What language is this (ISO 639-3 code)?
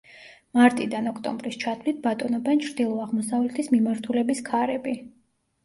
kat